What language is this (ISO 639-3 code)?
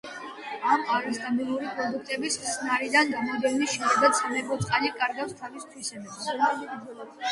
kat